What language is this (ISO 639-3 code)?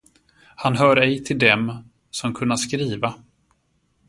swe